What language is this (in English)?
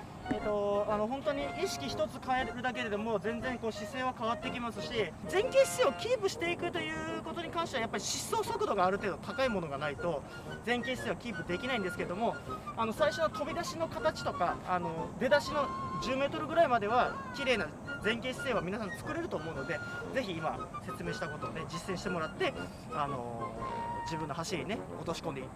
Japanese